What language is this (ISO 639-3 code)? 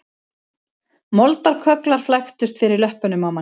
isl